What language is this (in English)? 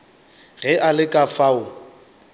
Northern Sotho